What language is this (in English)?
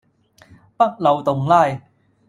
Cantonese